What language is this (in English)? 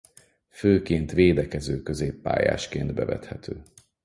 Hungarian